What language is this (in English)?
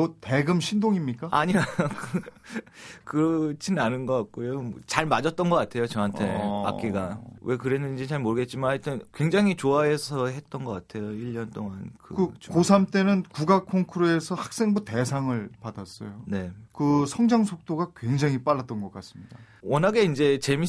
Korean